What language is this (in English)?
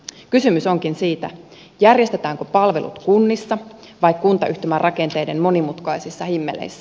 Finnish